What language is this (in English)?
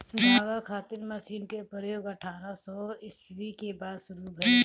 Bhojpuri